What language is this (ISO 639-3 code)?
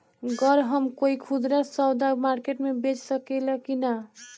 bho